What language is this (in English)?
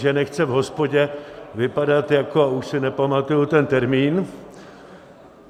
Czech